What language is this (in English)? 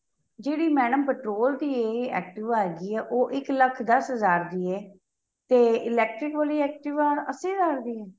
Punjabi